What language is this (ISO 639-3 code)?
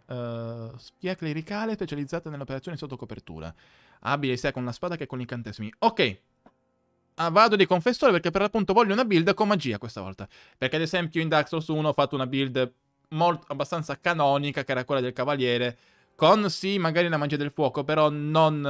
ita